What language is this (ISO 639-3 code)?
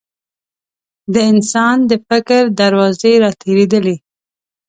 pus